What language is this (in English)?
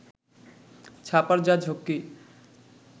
Bangla